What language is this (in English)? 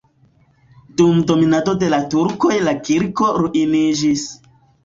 Esperanto